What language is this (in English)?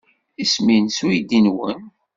Kabyle